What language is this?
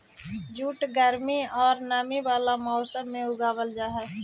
Magahi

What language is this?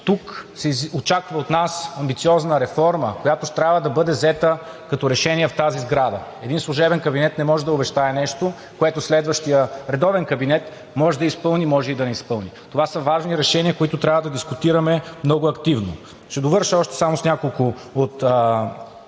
Bulgarian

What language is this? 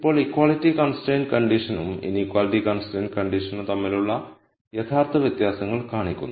Malayalam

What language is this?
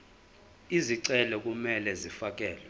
Zulu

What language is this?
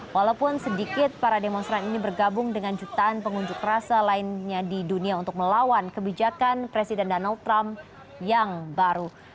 Indonesian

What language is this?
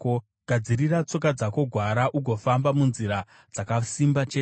Shona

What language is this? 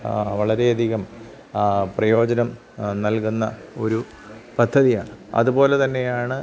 Malayalam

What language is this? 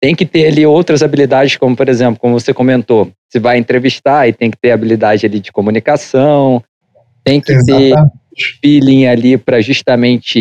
Portuguese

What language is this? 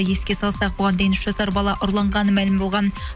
Kazakh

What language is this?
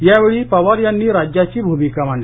Marathi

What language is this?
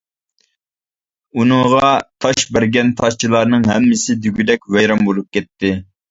Uyghur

